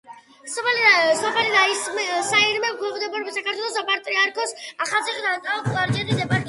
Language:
Georgian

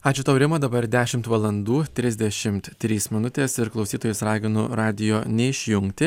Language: Lithuanian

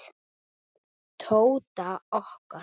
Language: Icelandic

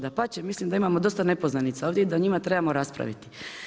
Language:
Croatian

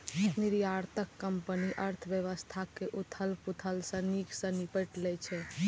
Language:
Maithili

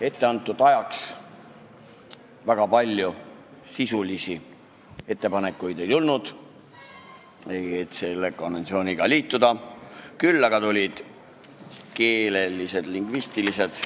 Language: Estonian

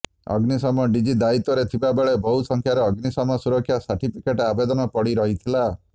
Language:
Odia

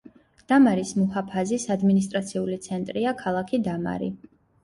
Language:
Georgian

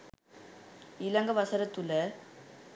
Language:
Sinhala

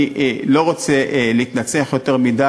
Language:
Hebrew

